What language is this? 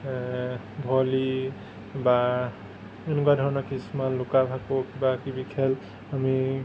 Assamese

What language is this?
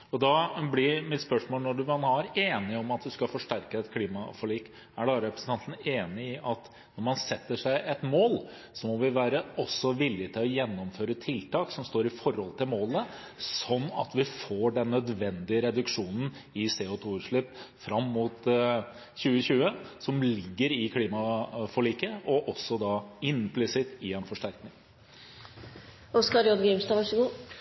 Norwegian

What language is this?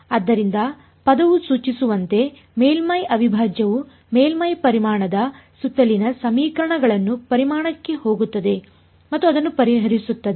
Kannada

